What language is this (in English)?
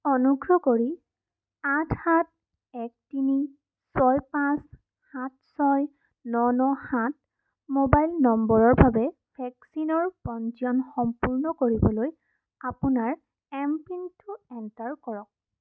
Assamese